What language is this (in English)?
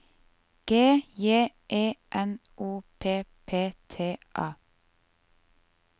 Norwegian